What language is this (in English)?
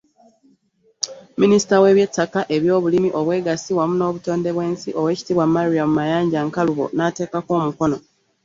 Ganda